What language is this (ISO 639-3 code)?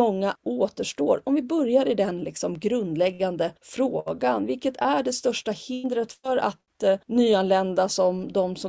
swe